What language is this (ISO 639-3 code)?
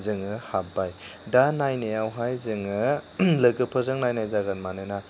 brx